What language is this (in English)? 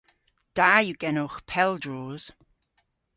Cornish